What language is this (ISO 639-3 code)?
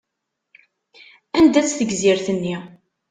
kab